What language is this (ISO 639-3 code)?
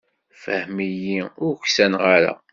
kab